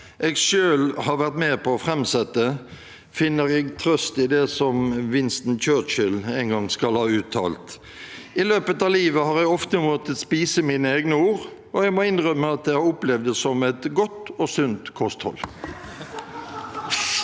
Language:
Norwegian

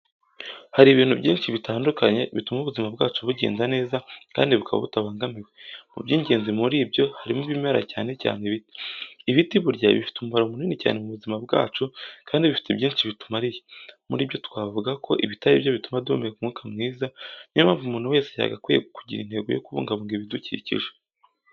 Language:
Kinyarwanda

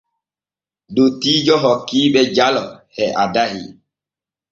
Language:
Borgu Fulfulde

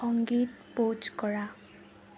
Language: Assamese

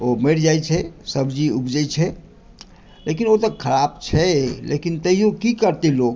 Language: Maithili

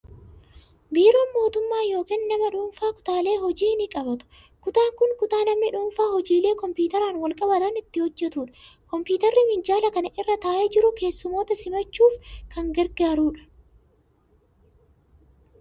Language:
Oromo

